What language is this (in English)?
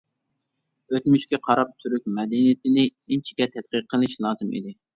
Uyghur